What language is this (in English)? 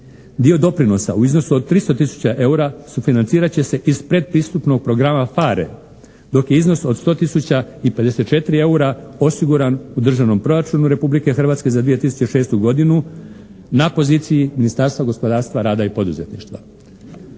Croatian